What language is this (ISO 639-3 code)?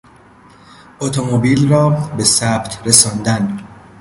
fas